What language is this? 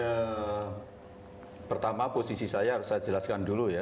Indonesian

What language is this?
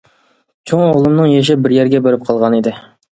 Uyghur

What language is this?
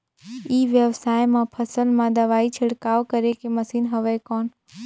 Chhattisgarhi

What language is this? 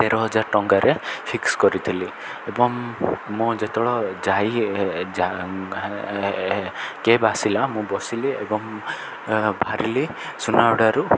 Odia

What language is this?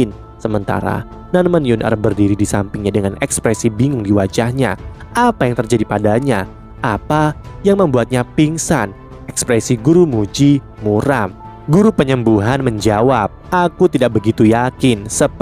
Indonesian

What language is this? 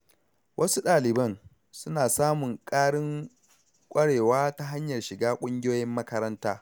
Hausa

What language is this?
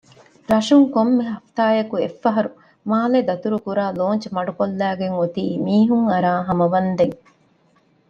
Divehi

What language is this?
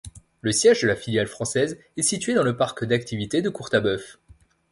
French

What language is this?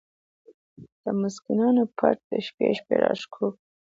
Pashto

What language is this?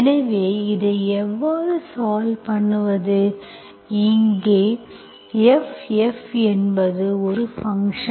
Tamil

